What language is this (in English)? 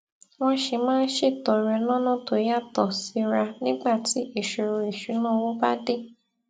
Yoruba